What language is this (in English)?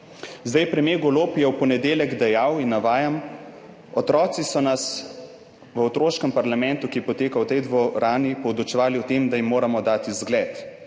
Slovenian